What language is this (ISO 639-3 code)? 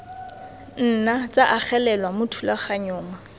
tsn